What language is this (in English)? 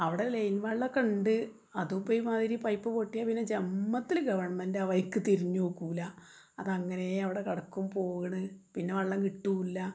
Malayalam